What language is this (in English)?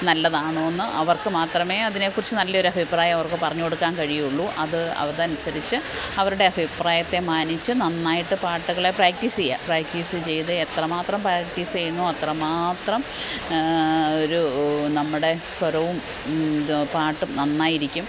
Malayalam